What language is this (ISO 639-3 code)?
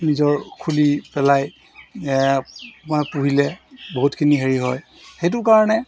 asm